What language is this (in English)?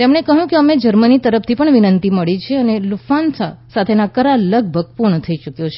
Gujarati